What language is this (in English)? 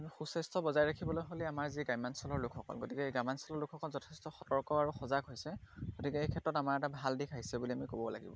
Assamese